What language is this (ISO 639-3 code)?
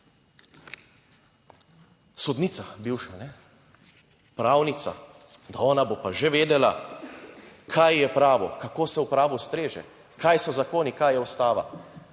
slv